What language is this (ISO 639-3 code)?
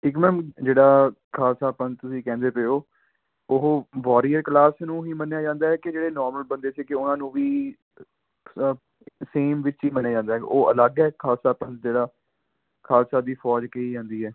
pan